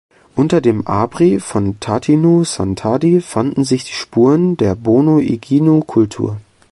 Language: German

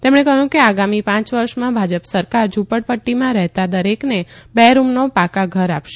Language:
Gujarati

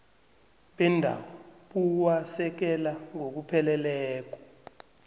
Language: South Ndebele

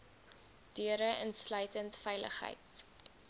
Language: Afrikaans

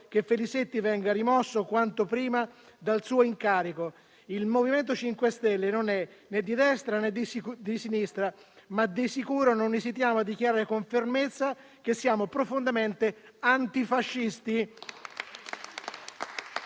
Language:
Italian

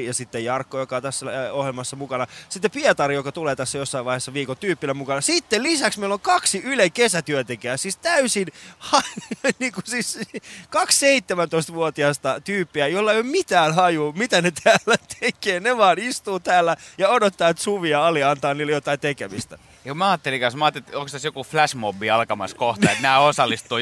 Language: Finnish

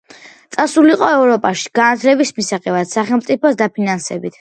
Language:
Georgian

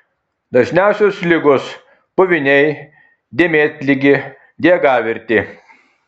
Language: Lithuanian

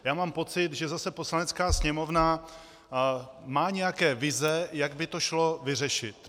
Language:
Czech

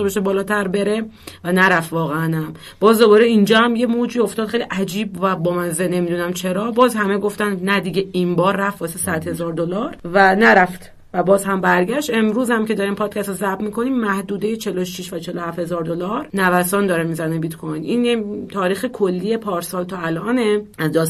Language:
Persian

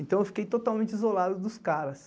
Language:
Portuguese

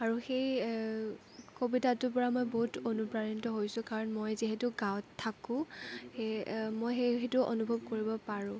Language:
Assamese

